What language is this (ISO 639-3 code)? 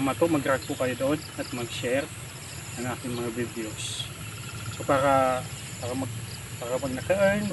fil